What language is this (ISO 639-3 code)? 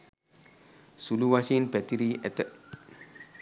sin